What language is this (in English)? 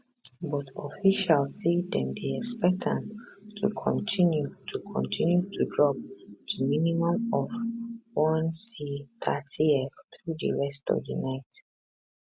Nigerian Pidgin